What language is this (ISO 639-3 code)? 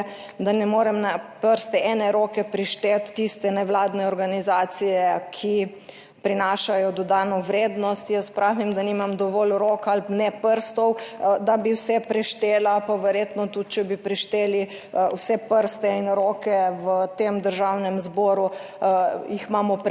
slv